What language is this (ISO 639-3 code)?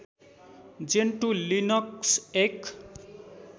nep